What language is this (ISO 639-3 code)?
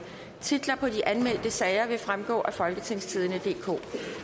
dan